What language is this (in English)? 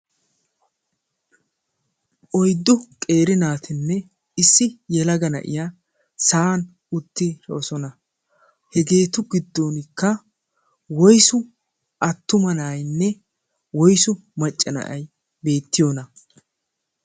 Wolaytta